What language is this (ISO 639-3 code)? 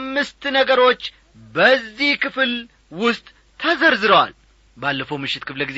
amh